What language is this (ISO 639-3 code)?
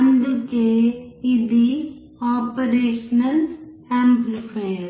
tel